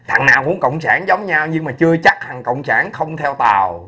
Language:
Vietnamese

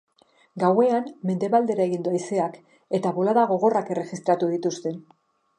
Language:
Basque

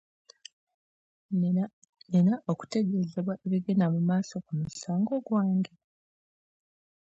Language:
Ganda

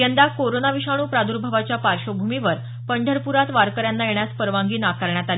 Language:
Marathi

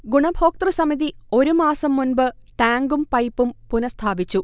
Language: Malayalam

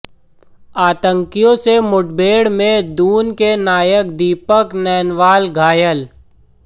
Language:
Hindi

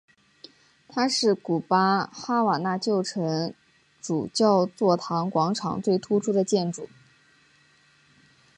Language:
Chinese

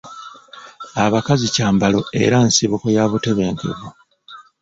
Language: Ganda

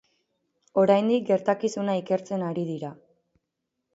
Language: Basque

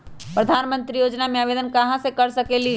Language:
Magahi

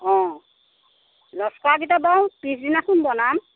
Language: Assamese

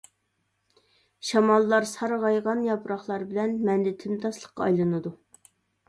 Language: Uyghur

